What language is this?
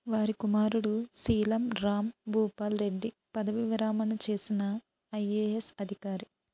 Telugu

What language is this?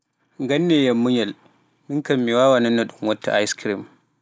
Pular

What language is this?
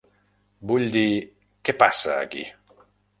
Catalan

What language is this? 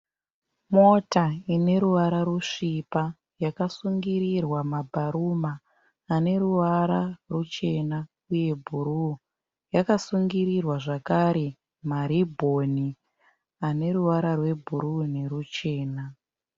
Shona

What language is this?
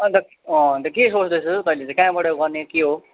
Nepali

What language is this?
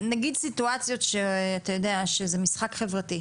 Hebrew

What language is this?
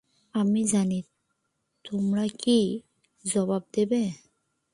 Bangla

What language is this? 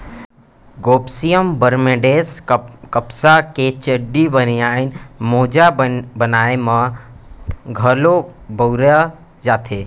Chhattisgarhi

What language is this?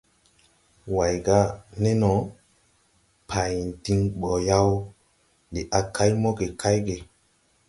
Tupuri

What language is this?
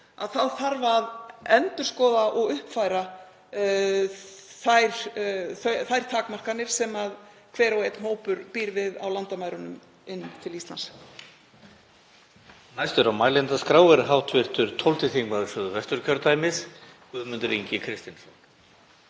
Icelandic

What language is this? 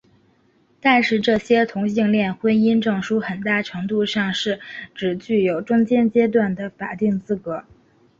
Chinese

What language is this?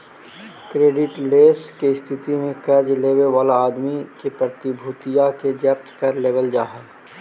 Magahi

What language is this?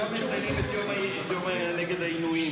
Hebrew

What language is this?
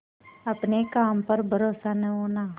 Hindi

